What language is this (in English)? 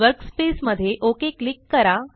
Marathi